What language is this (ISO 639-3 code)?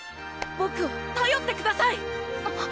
jpn